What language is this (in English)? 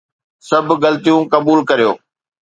Sindhi